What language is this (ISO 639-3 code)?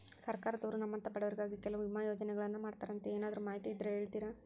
kan